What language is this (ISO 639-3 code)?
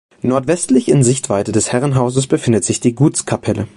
deu